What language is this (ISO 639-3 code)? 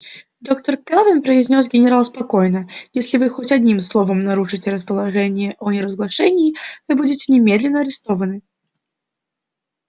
rus